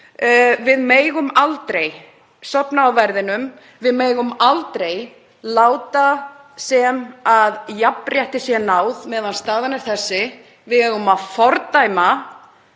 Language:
Icelandic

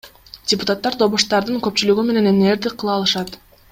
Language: Kyrgyz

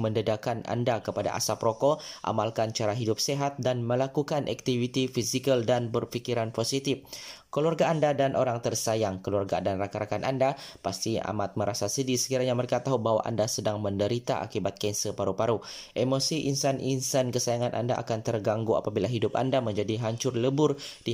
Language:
Malay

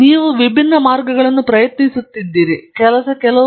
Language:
Kannada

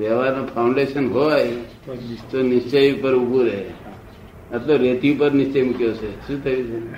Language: Gujarati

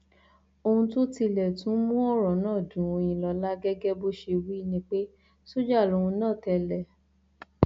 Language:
Yoruba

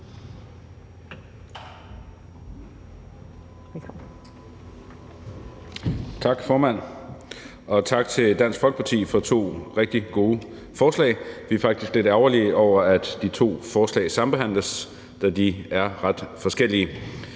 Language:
Danish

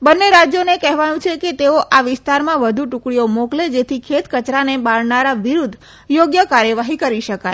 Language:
Gujarati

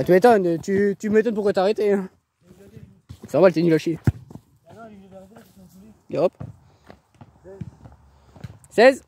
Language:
French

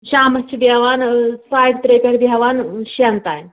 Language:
Kashmiri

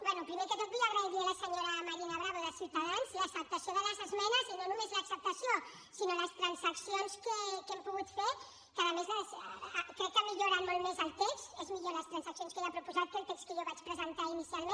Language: Catalan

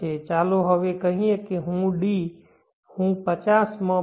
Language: Gujarati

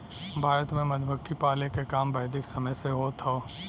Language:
Bhojpuri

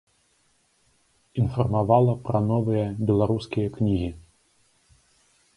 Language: Belarusian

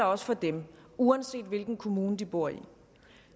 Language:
Danish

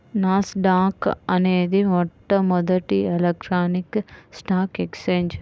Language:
Telugu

